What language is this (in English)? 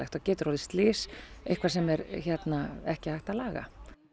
Icelandic